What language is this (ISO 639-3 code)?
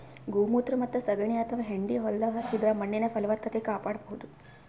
kan